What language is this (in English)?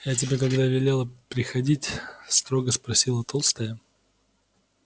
Russian